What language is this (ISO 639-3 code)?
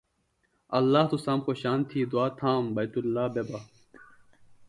phl